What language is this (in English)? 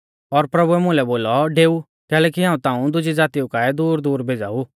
Mahasu Pahari